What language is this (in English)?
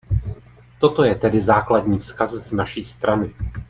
Czech